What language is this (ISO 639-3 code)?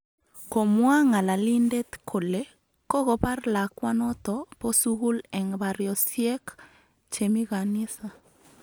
kln